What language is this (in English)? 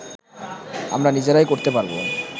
Bangla